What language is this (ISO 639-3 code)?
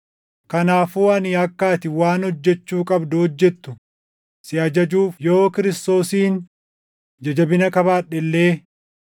orm